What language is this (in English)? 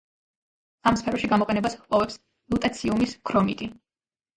Georgian